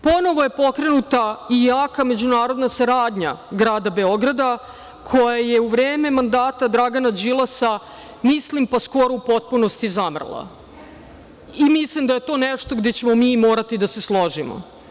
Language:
Serbian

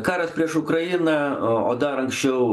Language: Lithuanian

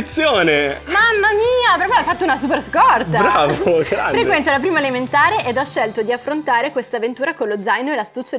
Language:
Italian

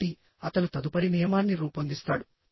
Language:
Telugu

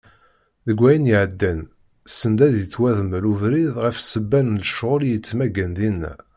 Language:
Kabyle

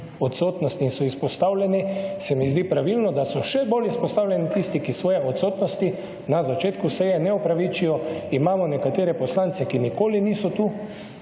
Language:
Slovenian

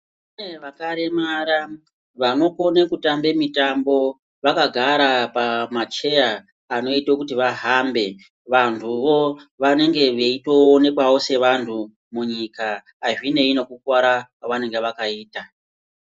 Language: Ndau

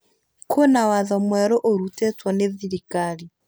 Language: Kikuyu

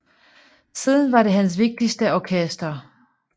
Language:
Danish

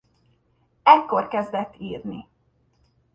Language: Hungarian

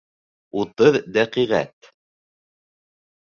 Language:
Bashkir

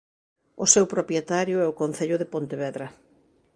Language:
Galician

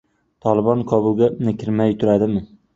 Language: Uzbek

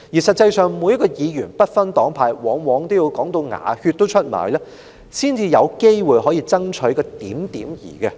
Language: Cantonese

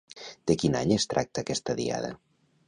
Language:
Catalan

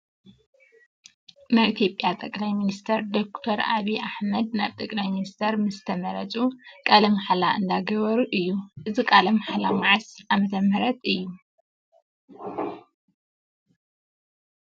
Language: Tigrinya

